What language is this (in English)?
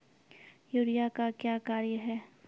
Maithili